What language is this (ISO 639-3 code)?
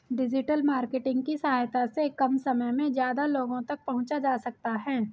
hin